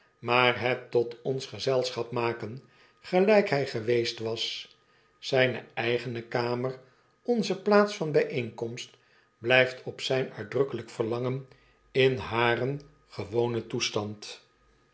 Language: Dutch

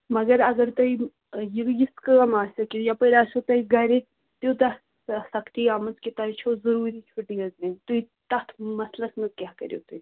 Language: Kashmiri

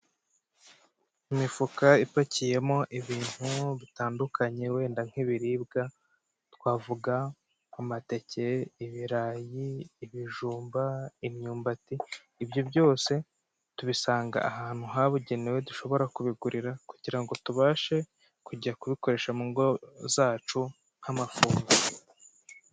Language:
Kinyarwanda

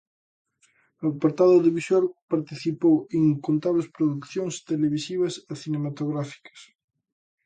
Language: Galician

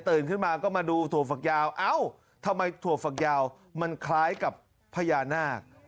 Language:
Thai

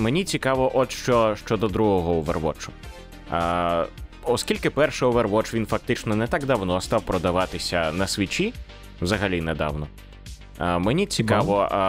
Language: Ukrainian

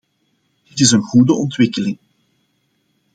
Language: Dutch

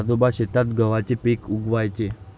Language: Marathi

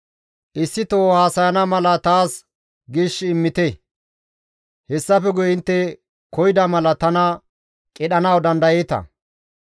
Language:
Gamo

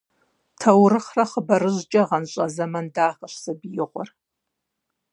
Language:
Kabardian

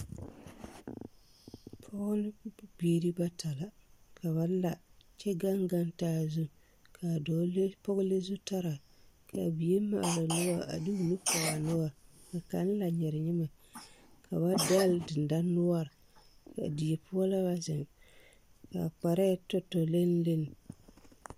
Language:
Southern Dagaare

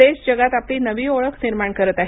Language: Marathi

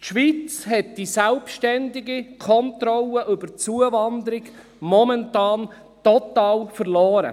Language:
Swiss German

